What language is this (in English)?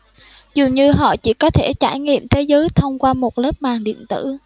Vietnamese